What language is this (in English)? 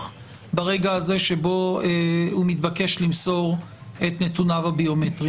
Hebrew